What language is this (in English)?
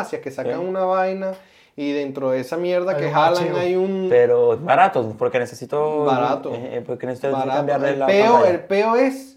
Spanish